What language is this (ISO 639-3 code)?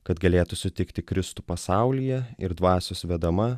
lit